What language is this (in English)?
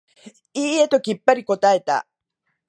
Japanese